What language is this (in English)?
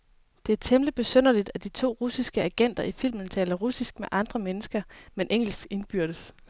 Danish